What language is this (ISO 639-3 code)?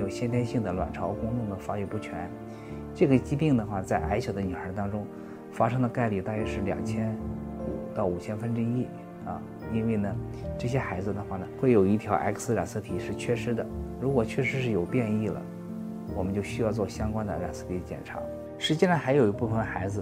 zho